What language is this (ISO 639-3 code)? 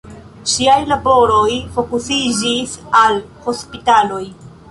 epo